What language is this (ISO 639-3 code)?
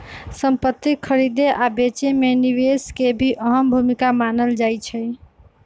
mag